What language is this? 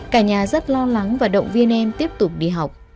Vietnamese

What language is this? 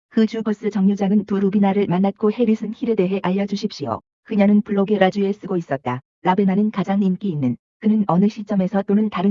Korean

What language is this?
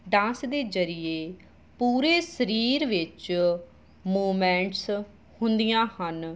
Punjabi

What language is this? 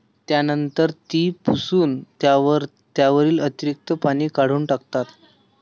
Marathi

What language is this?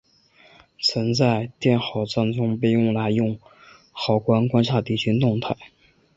Chinese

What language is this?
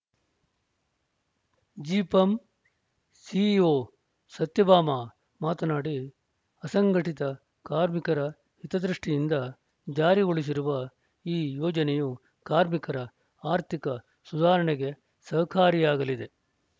Kannada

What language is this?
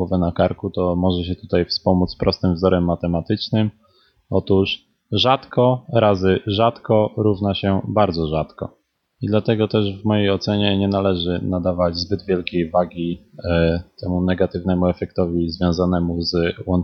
Polish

